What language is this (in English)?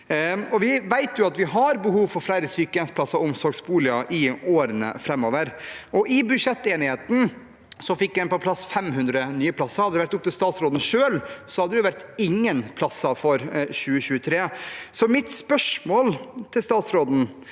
Norwegian